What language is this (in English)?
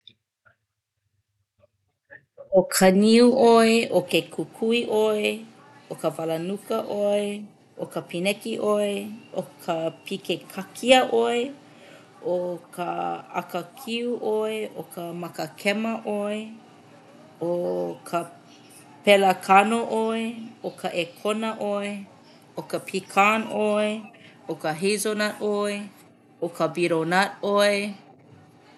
Hawaiian